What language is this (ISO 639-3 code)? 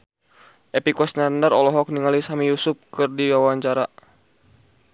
sun